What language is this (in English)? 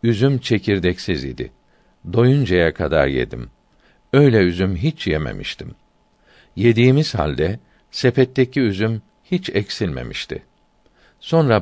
Turkish